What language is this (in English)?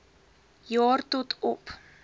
Afrikaans